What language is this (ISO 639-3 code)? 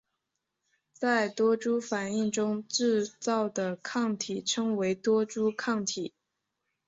zho